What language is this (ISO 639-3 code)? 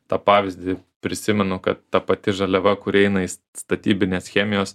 lit